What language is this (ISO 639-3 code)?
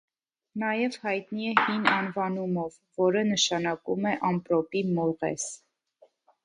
hye